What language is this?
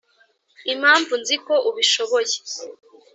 Kinyarwanda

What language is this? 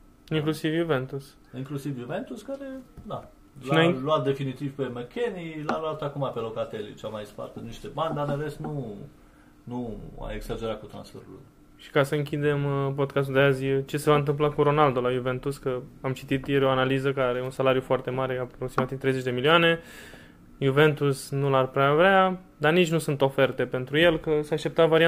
Romanian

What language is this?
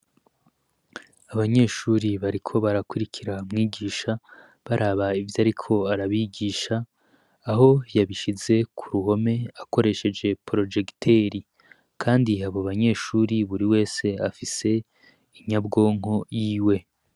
Rundi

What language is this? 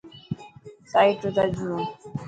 Dhatki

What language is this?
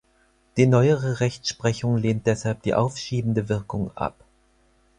German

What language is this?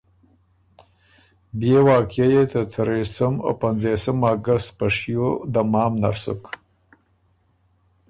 Ormuri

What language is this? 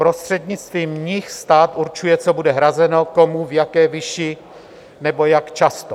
Czech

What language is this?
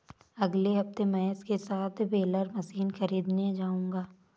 Hindi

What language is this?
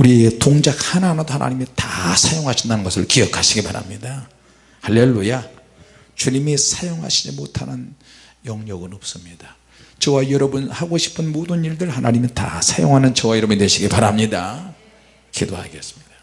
Korean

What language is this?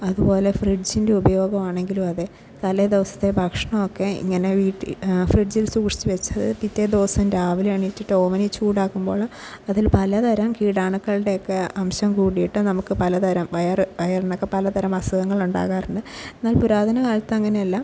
Malayalam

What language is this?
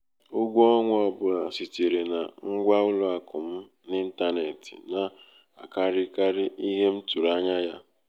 Igbo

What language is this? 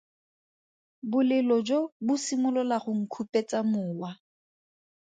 Tswana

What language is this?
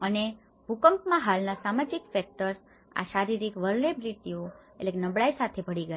Gujarati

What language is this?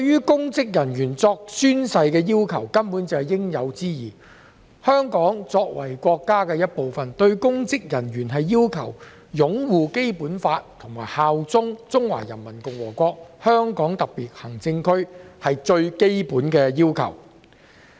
Cantonese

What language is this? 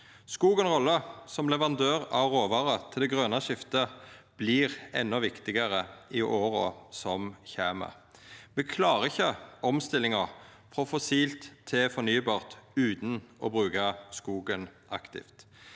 Norwegian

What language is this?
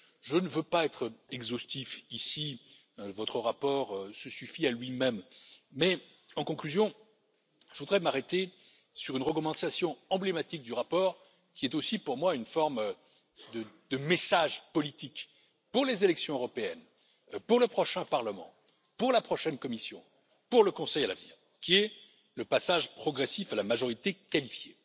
French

